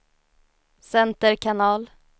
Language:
Swedish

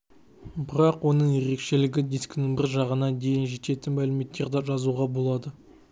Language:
Kazakh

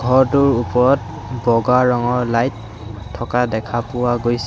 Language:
Assamese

